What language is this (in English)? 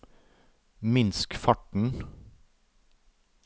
Norwegian